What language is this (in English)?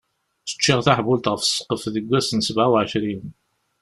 Kabyle